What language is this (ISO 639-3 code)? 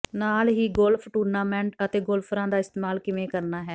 pan